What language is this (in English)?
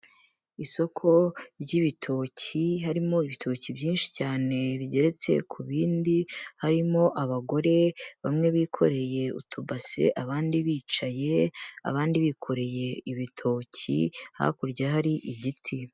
Kinyarwanda